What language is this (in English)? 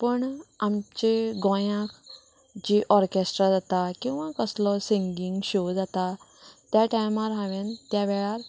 Konkani